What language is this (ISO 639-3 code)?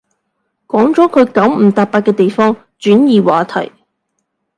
yue